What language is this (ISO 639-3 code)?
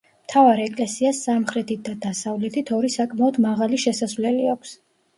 kat